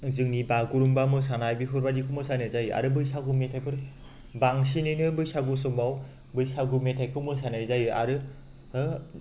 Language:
Bodo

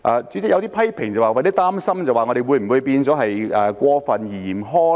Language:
Cantonese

